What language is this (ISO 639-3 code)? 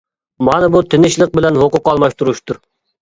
uig